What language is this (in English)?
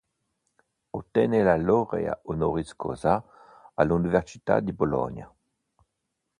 Italian